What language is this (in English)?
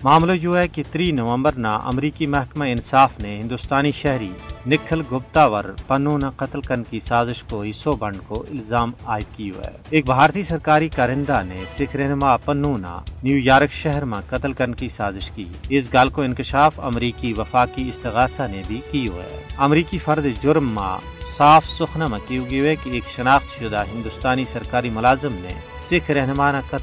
Urdu